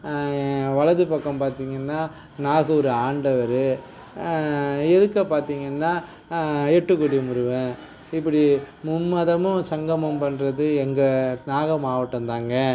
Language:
Tamil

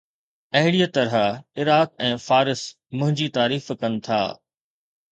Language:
Sindhi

